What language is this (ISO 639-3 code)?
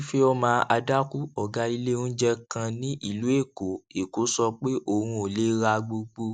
yor